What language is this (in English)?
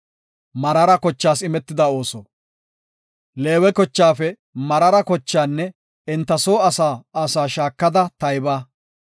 Gofa